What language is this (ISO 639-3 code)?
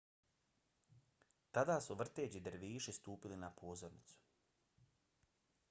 bos